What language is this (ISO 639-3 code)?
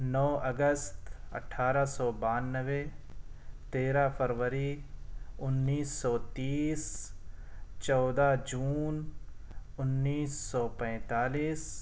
urd